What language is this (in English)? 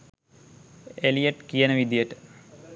Sinhala